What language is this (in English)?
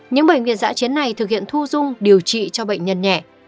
Vietnamese